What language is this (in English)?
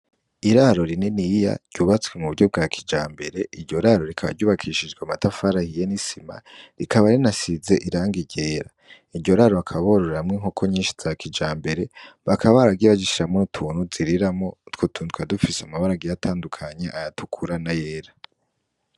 Rundi